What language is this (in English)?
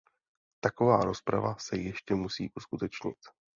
Czech